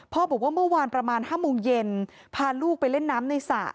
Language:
Thai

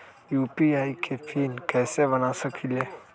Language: Magahi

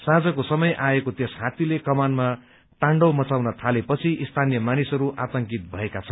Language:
Nepali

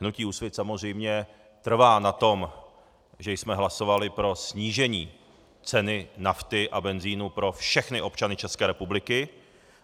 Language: Czech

